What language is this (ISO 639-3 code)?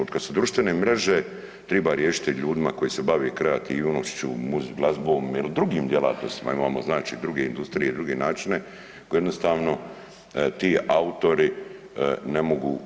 hrv